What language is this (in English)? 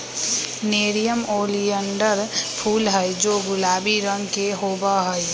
Magahi